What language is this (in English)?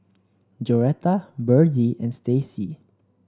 English